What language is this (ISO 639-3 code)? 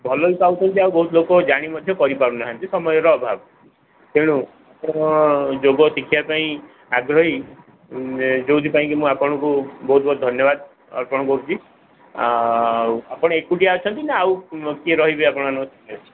ori